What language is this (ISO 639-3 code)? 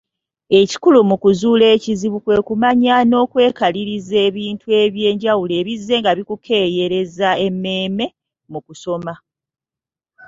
lug